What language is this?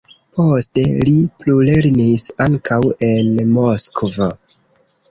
Esperanto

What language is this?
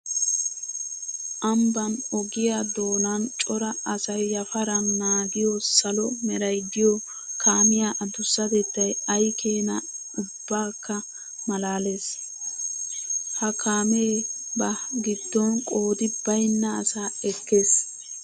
Wolaytta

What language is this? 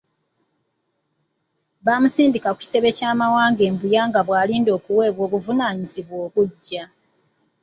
Ganda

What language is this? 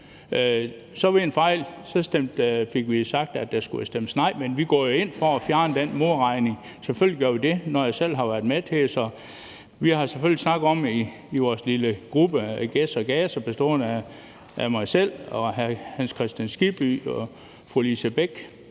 Danish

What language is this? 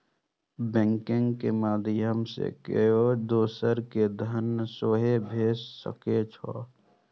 Maithili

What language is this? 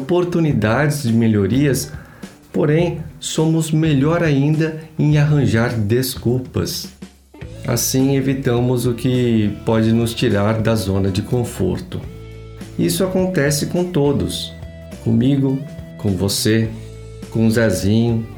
Portuguese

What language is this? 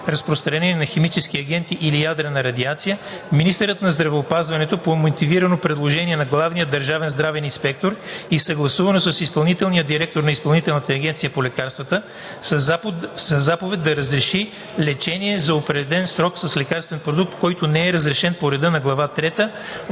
Bulgarian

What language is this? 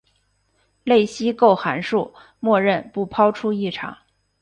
Chinese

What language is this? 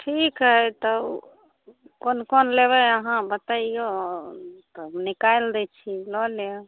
Maithili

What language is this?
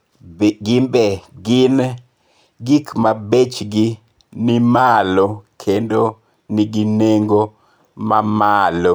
Luo (Kenya and Tanzania)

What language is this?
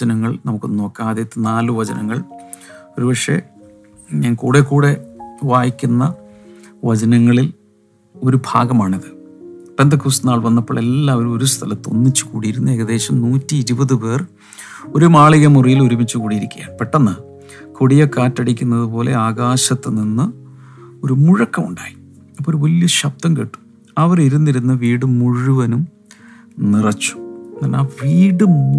Malayalam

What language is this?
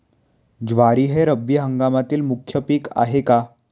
Marathi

